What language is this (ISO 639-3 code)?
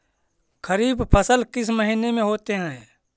mag